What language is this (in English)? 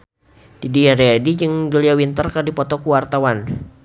Sundanese